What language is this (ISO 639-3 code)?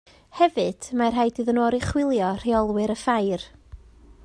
cym